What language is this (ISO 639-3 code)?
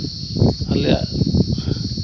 sat